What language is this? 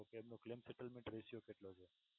Gujarati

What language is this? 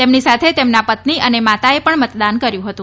Gujarati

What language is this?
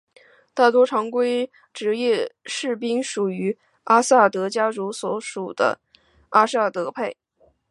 Chinese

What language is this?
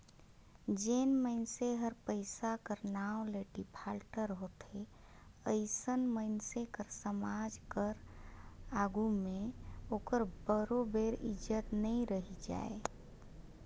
Chhattisgarhi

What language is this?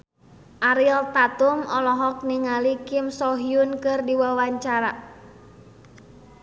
Sundanese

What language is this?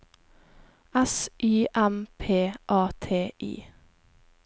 Norwegian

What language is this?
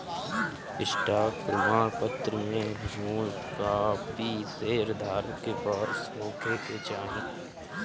Bhojpuri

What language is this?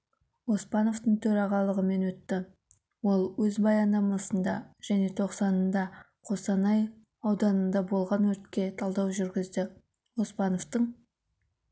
Kazakh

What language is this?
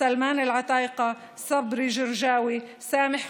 Hebrew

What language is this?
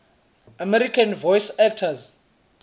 Swati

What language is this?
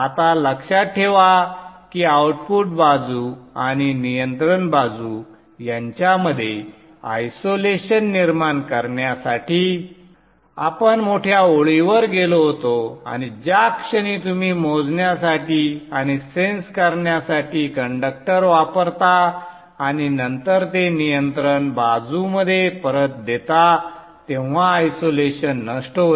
Marathi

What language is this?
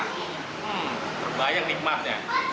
Indonesian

